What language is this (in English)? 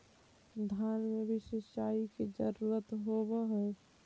Magahi